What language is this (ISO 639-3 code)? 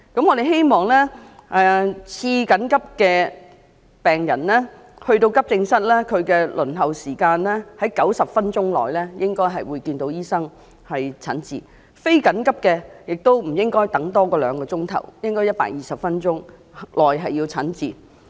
yue